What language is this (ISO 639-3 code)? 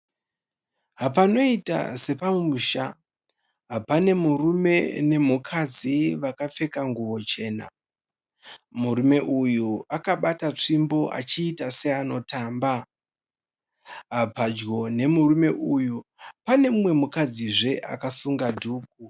sna